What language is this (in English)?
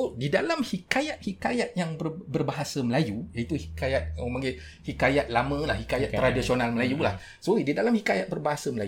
Malay